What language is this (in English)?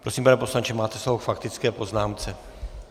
Czech